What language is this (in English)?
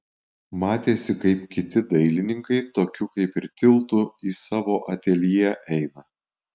Lithuanian